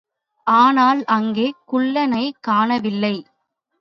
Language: Tamil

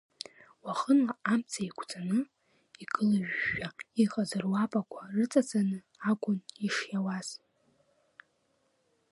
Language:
Abkhazian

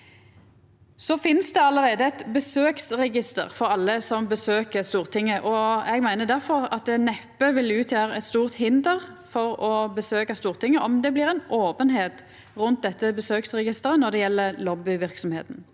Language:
Norwegian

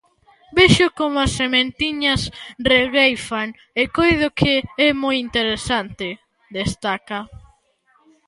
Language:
Galician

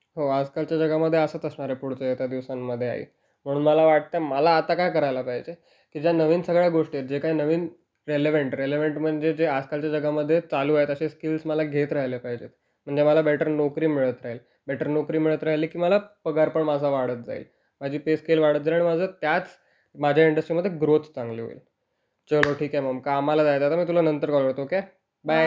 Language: Marathi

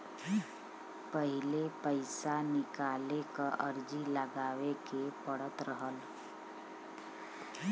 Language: Bhojpuri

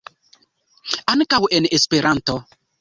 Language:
Esperanto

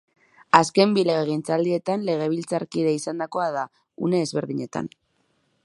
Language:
Basque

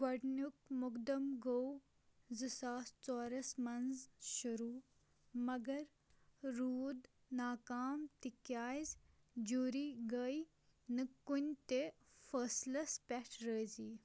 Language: Kashmiri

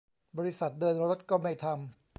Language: Thai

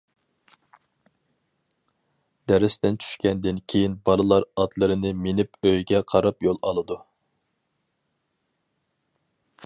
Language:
Uyghur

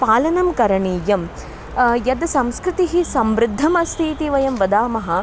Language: Sanskrit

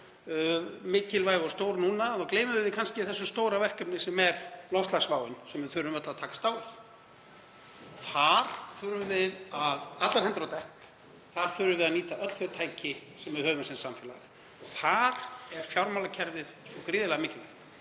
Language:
Icelandic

